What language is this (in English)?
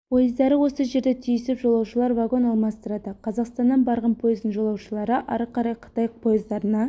Kazakh